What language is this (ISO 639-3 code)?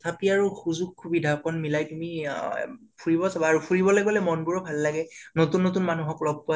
asm